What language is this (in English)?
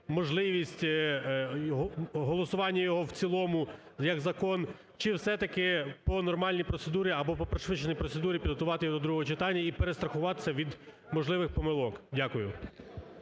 Ukrainian